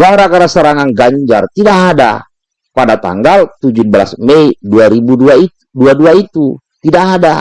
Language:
Indonesian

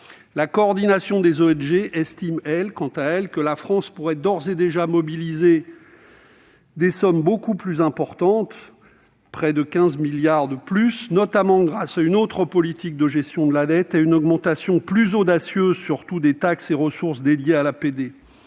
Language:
French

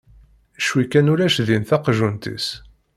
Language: Kabyle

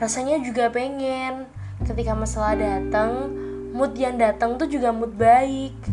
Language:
Indonesian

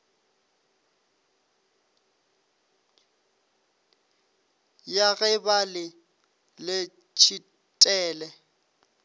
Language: Northern Sotho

